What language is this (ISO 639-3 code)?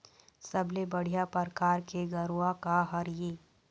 hne